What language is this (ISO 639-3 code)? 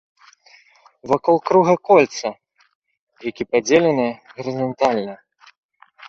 bel